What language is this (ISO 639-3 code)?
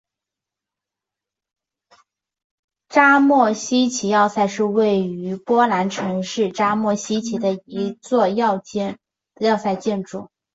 zho